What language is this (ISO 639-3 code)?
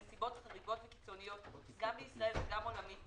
heb